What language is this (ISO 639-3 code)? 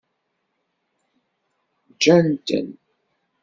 kab